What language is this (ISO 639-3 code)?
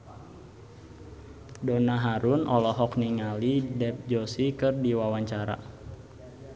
sun